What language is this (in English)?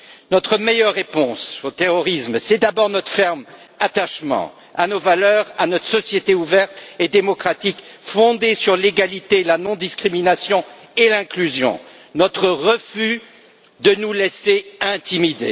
French